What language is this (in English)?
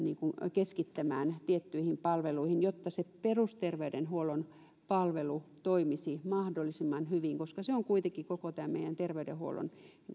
Finnish